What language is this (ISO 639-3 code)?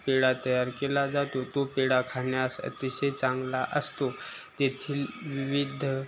mar